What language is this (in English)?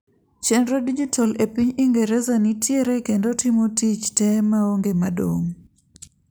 Luo (Kenya and Tanzania)